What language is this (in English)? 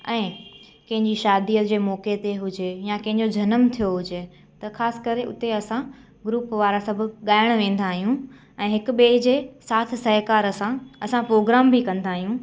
Sindhi